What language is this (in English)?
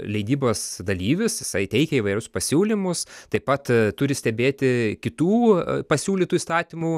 Lithuanian